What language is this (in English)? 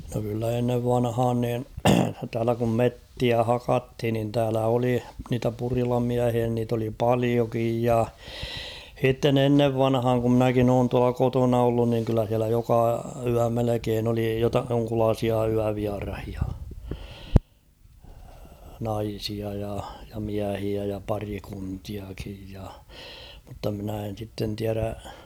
Finnish